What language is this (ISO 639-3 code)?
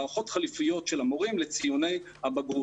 heb